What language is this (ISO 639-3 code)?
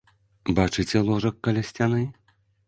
bel